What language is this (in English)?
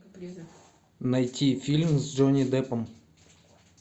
Russian